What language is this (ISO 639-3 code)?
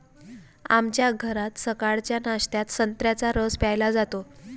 mar